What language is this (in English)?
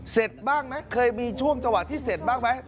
Thai